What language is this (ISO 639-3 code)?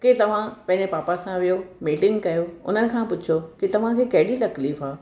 snd